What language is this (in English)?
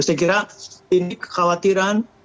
Indonesian